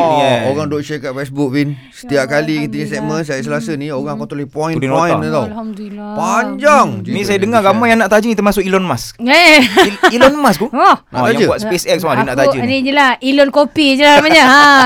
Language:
Malay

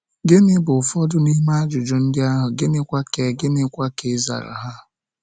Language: Igbo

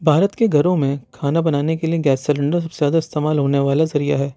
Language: Urdu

